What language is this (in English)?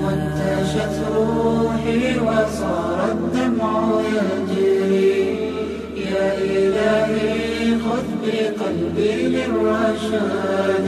Arabic